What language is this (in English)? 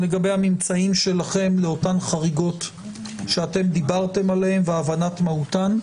Hebrew